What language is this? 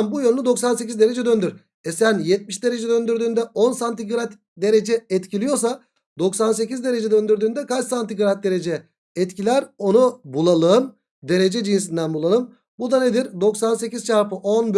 Turkish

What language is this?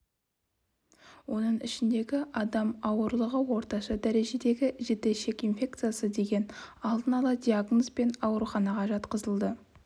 Kazakh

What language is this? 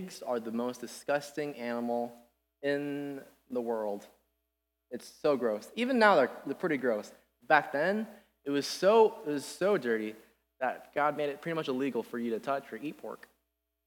English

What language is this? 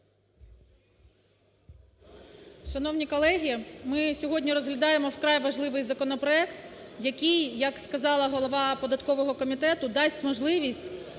Ukrainian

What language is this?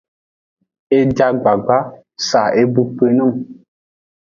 Aja (Benin)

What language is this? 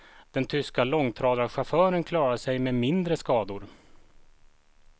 Swedish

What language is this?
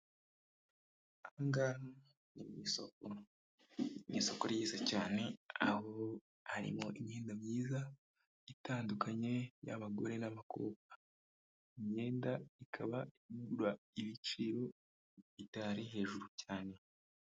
Kinyarwanda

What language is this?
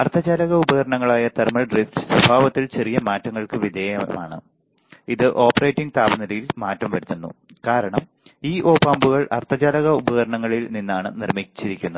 Malayalam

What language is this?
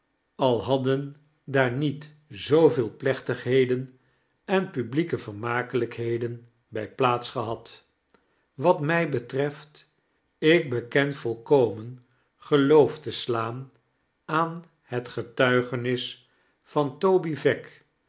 Dutch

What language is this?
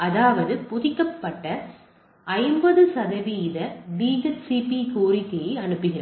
Tamil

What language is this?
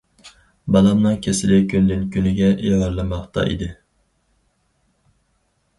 Uyghur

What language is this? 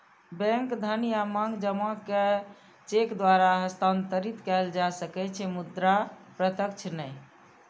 Maithili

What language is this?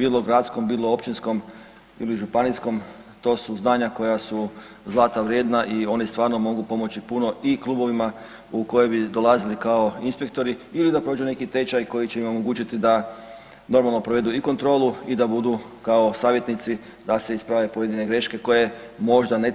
Croatian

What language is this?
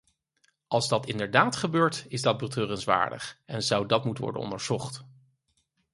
Dutch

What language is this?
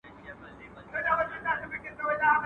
Pashto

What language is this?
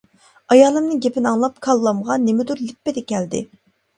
Uyghur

